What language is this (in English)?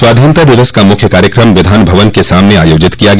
Hindi